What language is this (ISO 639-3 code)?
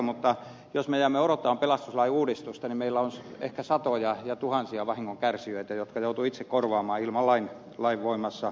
fin